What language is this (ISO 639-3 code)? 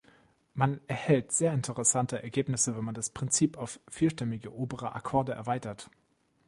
deu